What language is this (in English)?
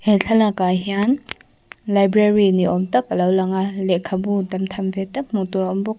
Mizo